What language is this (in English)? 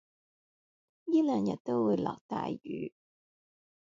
Cantonese